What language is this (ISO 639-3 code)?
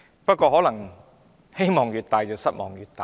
yue